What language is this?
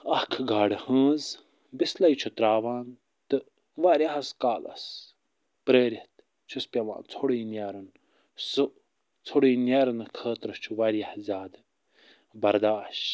Kashmiri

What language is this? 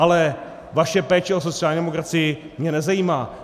Czech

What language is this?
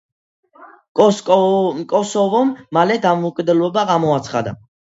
Georgian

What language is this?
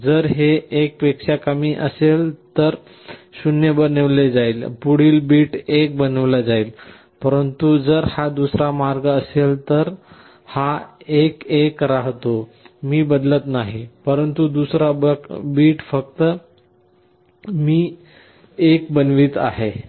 Marathi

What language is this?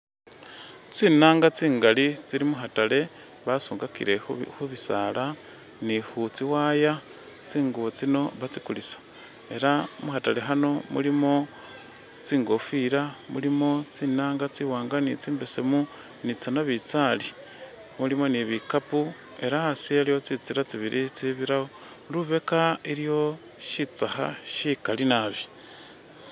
Masaaba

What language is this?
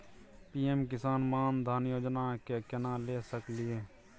Maithili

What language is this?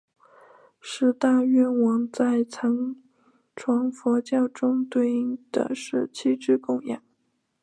Chinese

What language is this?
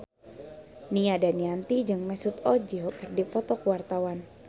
Sundanese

